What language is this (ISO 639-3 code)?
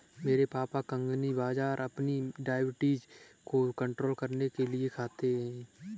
hin